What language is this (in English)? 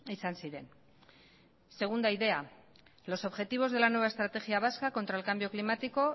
Spanish